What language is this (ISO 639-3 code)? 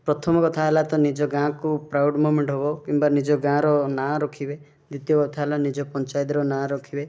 ori